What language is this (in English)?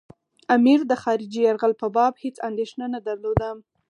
Pashto